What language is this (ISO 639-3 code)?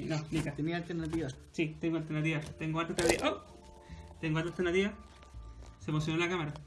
spa